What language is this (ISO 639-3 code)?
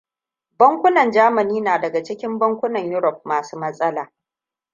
hau